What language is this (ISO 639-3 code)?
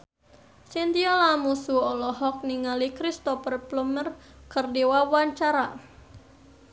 sun